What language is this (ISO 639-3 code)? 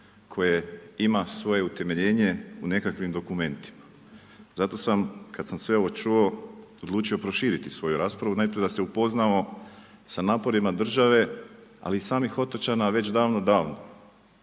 hrv